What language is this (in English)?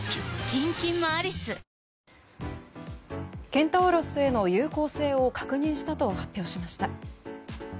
Japanese